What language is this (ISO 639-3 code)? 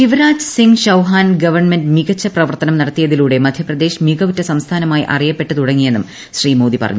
mal